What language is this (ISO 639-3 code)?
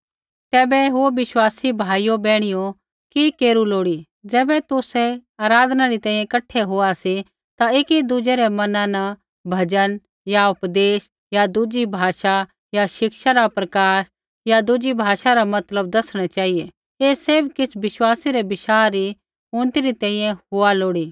kfx